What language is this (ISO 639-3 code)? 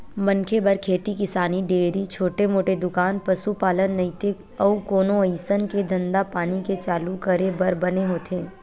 hne